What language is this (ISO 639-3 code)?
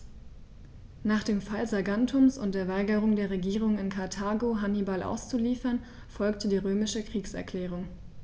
deu